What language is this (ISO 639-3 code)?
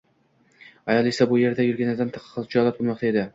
uzb